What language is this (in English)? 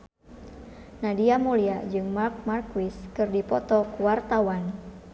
Sundanese